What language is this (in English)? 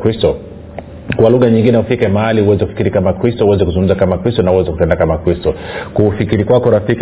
Swahili